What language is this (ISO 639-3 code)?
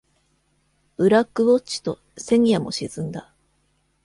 jpn